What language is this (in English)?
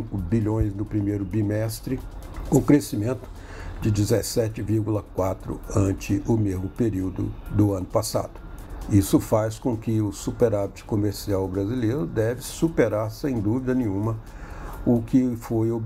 Portuguese